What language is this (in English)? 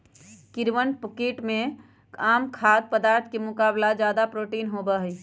Magahi